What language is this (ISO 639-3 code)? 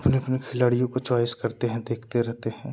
hin